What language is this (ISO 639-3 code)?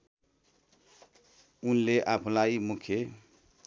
nep